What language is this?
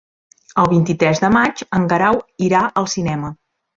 Catalan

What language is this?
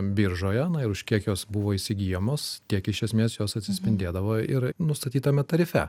Lithuanian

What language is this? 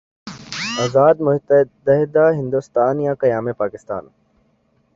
Urdu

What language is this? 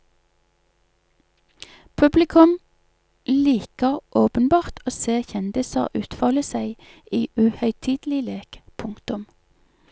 Norwegian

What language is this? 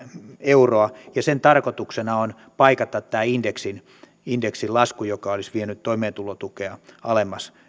Finnish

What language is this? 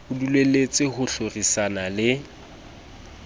Southern Sotho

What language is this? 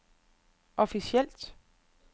Danish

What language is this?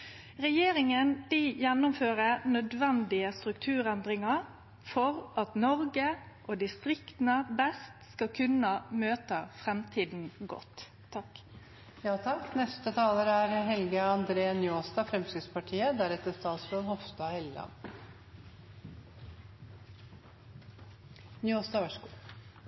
Norwegian Nynorsk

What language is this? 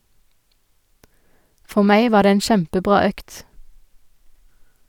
Norwegian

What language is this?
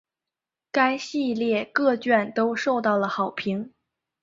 Chinese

